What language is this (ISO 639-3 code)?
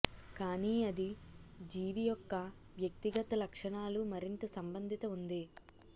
tel